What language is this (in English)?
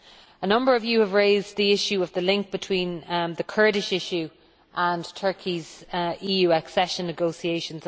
English